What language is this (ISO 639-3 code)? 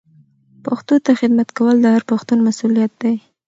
pus